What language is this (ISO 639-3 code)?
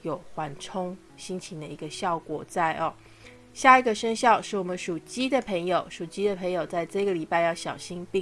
zho